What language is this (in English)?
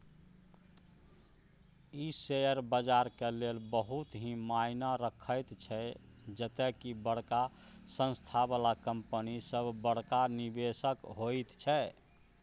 Maithili